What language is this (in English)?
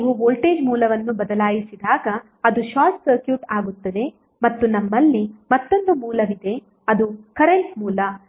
Kannada